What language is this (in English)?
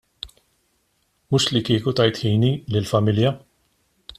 Maltese